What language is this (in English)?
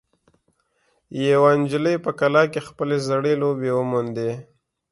Pashto